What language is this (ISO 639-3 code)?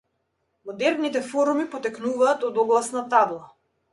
mkd